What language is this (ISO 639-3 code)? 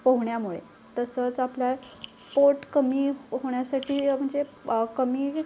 mar